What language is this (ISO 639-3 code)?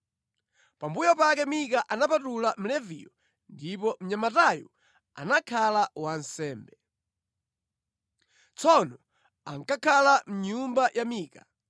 nya